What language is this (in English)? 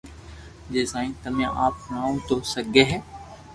Loarki